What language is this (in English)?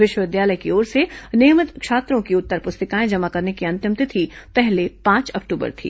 Hindi